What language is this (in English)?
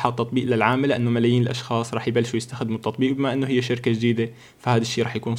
Arabic